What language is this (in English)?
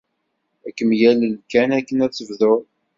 Kabyle